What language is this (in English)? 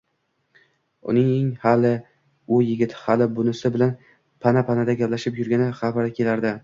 Uzbek